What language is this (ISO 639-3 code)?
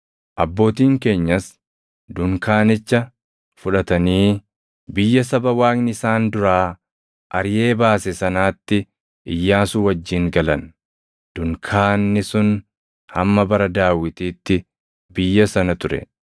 orm